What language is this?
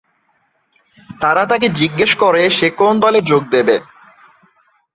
Bangla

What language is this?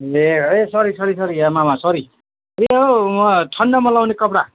Nepali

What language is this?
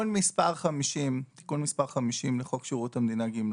Hebrew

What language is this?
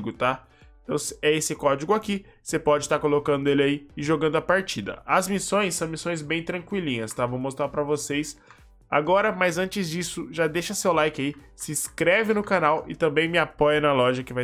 Portuguese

